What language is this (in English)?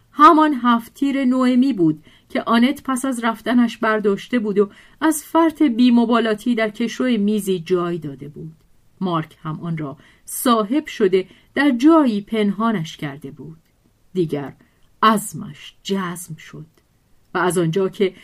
Persian